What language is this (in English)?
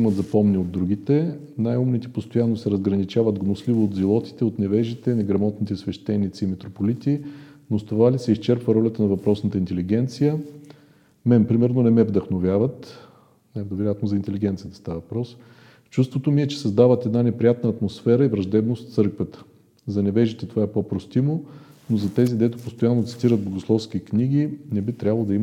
Bulgarian